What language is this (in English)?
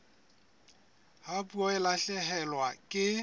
Southern Sotho